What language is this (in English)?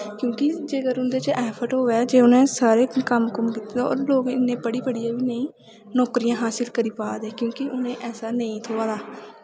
Dogri